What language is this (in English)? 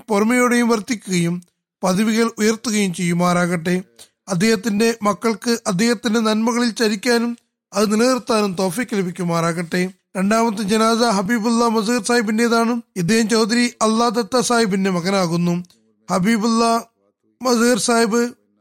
Malayalam